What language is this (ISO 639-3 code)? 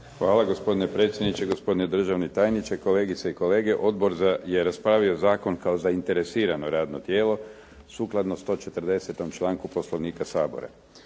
hrv